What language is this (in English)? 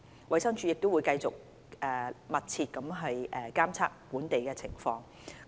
Cantonese